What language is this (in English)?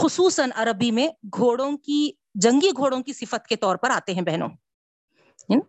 Urdu